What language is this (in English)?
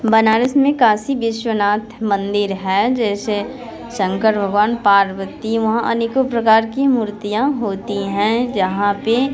Hindi